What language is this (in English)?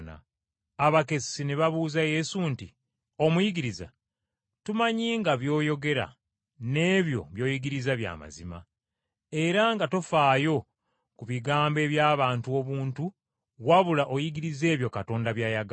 Ganda